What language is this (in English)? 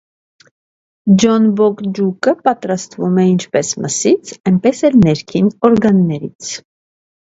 Armenian